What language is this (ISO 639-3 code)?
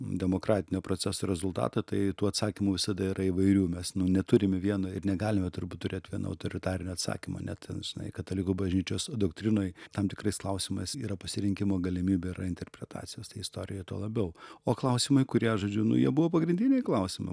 lit